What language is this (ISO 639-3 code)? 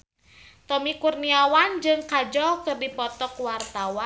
sun